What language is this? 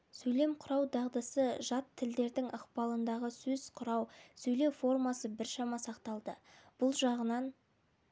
Kazakh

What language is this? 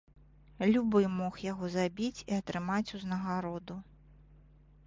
Belarusian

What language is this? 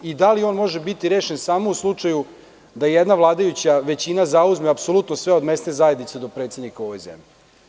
Serbian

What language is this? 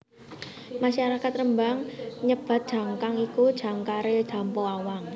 Javanese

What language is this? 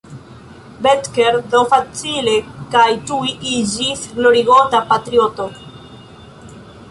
Esperanto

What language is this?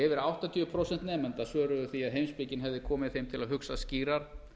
Icelandic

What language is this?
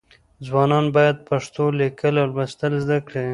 Pashto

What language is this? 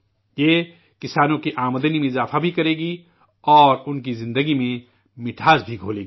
Urdu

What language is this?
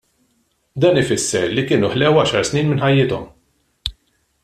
Maltese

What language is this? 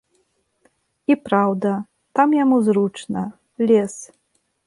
Belarusian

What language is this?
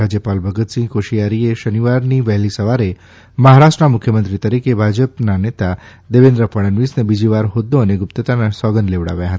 Gujarati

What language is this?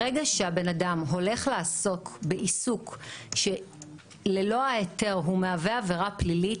Hebrew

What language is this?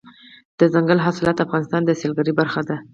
Pashto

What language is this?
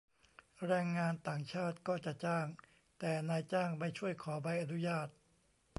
Thai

